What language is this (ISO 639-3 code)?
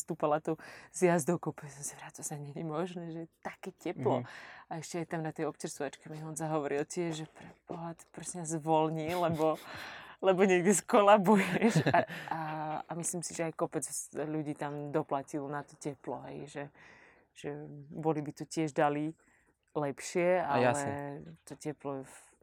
slk